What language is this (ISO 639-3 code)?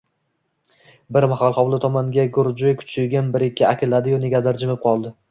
uzb